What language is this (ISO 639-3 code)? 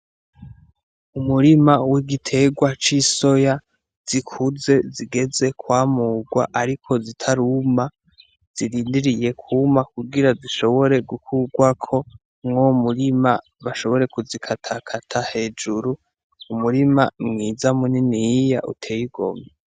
run